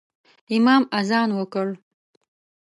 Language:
Pashto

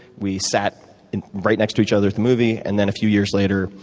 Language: English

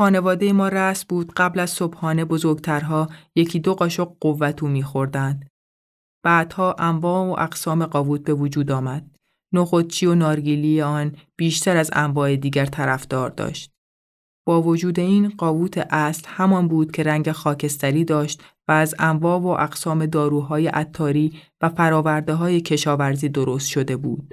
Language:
Persian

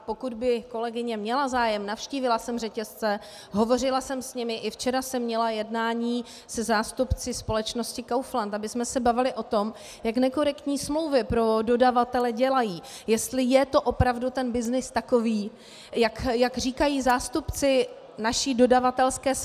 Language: Czech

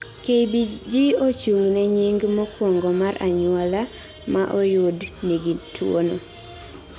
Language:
Luo (Kenya and Tanzania)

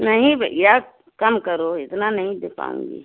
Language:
Hindi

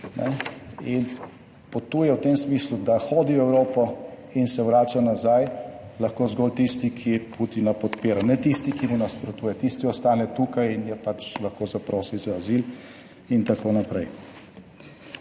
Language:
Slovenian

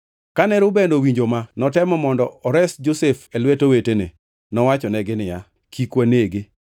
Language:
Luo (Kenya and Tanzania)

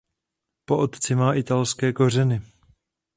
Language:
Czech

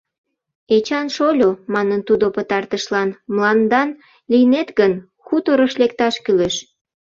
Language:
Mari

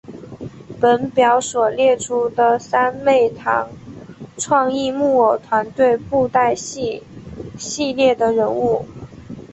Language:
Chinese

